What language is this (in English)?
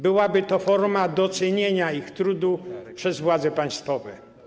Polish